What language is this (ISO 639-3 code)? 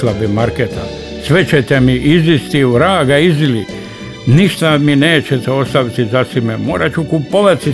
hrv